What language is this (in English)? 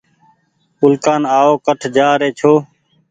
Goaria